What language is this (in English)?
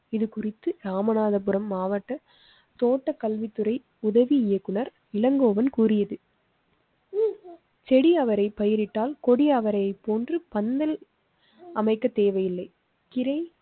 Tamil